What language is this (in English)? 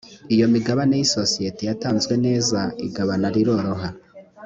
Kinyarwanda